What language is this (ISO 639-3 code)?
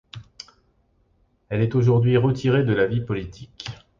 fra